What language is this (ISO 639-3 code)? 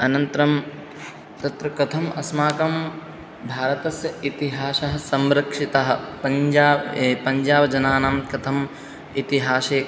san